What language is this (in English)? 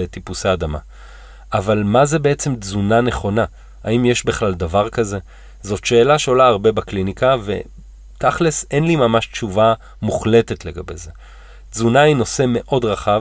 Hebrew